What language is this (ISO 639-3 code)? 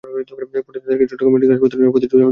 ben